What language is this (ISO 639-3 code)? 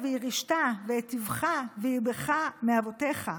heb